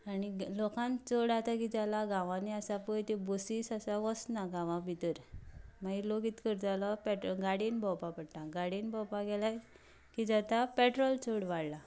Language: Konkani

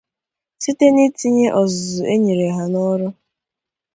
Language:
Igbo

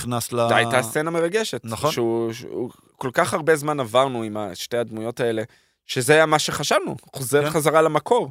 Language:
Hebrew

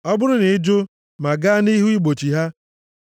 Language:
Igbo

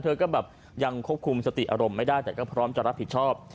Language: Thai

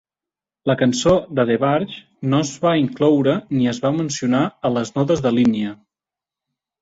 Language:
Catalan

